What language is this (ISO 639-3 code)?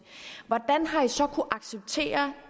dan